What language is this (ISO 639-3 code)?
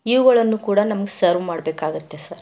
kan